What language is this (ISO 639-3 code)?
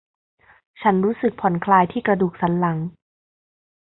tha